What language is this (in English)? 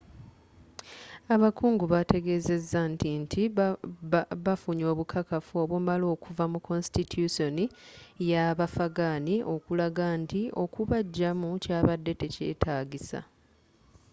Ganda